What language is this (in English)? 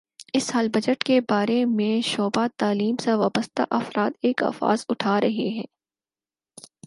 Urdu